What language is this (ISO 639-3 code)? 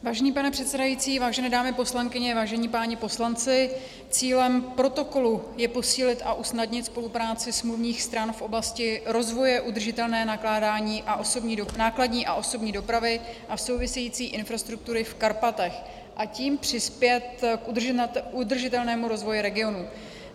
ces